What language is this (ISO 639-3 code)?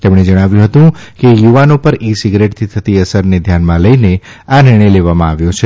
guj